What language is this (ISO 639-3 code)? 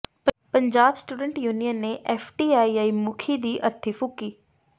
pan